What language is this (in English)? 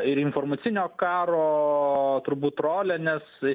Lithuanian